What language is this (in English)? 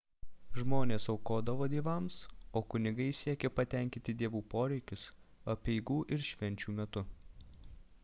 Lithuanian